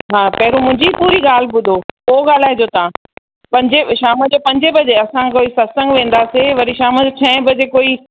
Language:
Sindhi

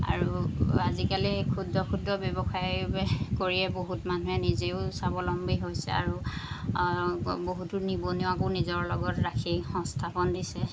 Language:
Assamese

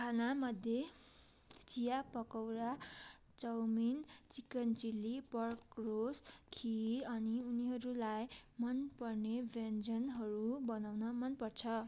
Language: Nepali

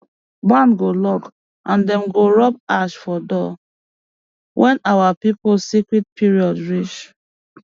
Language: Nigerian Pidgin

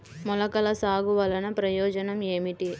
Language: Telugu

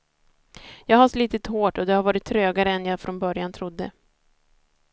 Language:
Swedish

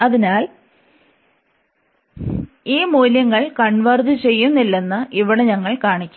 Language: Malayalam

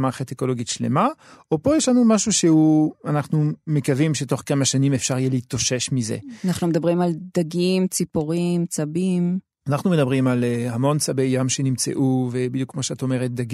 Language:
Hebrew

